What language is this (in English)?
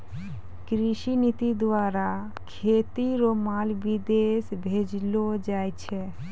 Maithili